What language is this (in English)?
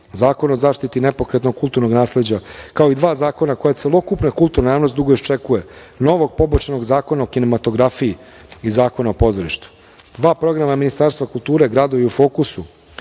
Serbian